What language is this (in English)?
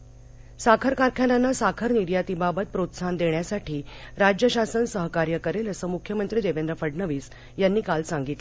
Marathi